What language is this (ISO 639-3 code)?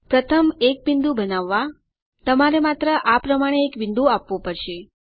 guj